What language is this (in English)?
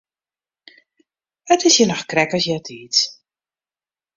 Western Frisian